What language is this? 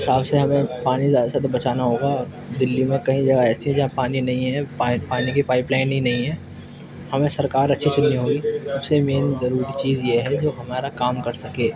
Urdu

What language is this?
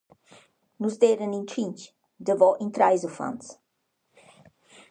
Romansh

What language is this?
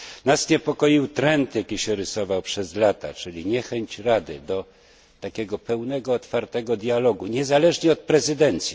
Polish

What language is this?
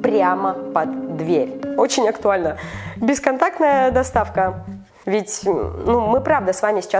Russian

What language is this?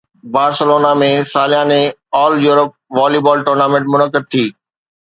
Sindhi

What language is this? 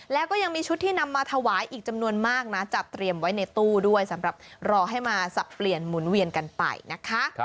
Thai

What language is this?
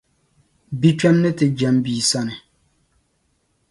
Dagbani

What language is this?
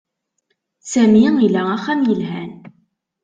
Kabyle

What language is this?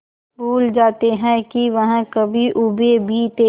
Hindi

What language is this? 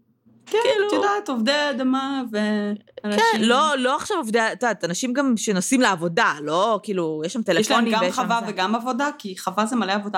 Hebrew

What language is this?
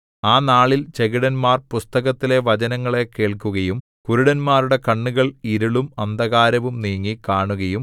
Malayalam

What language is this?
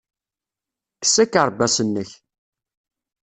Kabyle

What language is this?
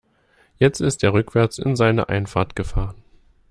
German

